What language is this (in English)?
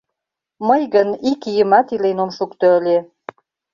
Mari